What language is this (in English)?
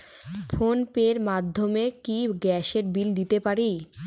Bangla